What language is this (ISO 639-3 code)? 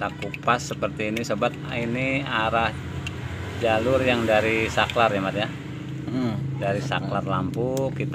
ind